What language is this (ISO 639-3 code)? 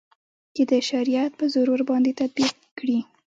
pus